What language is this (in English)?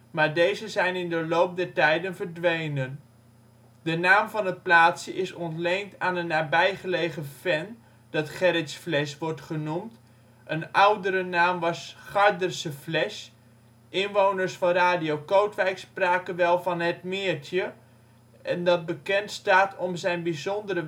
Dutch